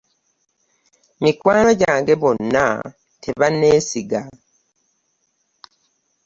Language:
Ganda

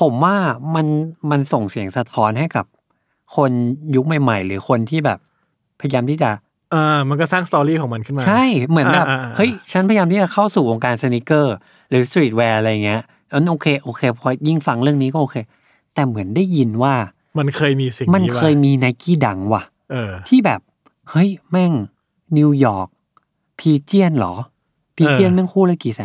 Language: Thai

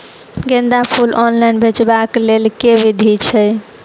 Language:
Maithili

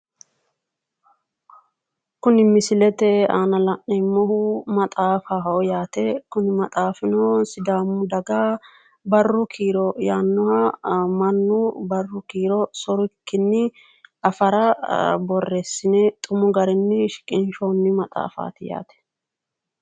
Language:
Sidamo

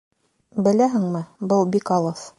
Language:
Bashkir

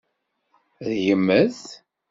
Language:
Kabyle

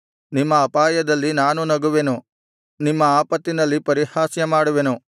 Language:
Kannada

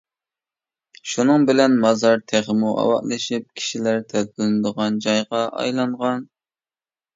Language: Uyghur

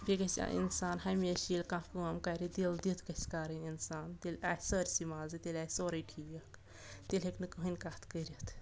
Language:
Kashmiri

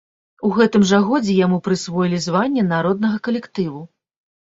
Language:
Belarusian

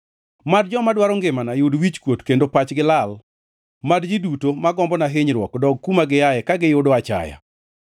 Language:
Luo (Kenya and Tanzania)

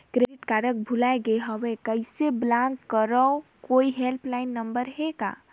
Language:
Chhattisgarhi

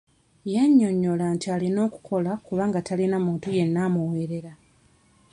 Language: Ganda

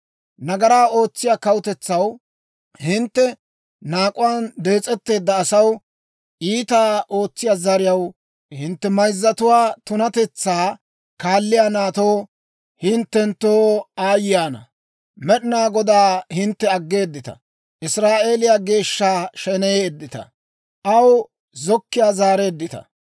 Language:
Dawro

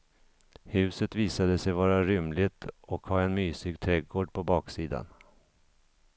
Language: Swedish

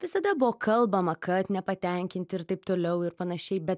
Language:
Lithuanian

